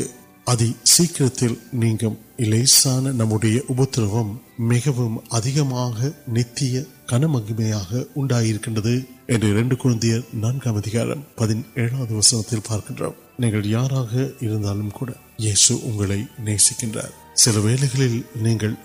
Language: Urdu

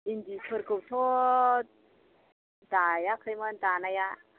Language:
Bodo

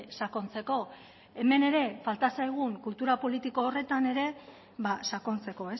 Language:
Basque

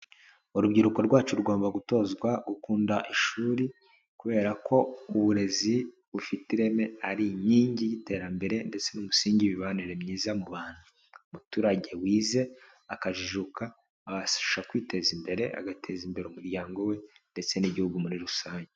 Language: Kinyarwanda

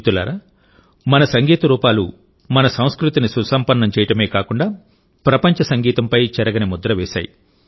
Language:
Telugu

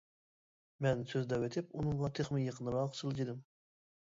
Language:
Uyghur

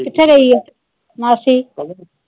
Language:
Punjabi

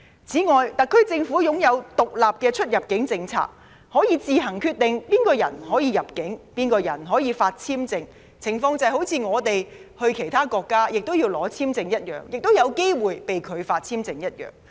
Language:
Cantonese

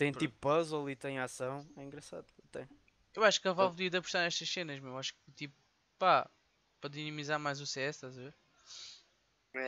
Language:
Portuguese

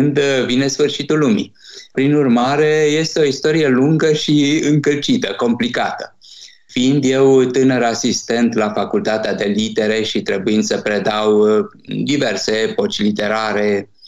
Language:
Romanian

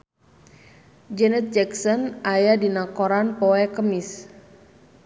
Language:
Sundanese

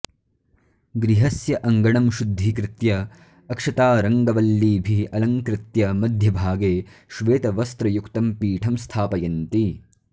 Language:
Sanskrit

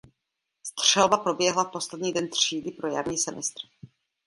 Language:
Czech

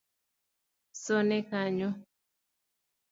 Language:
Luo (Kenya and Tanzania)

